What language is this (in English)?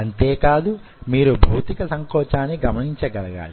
Telugu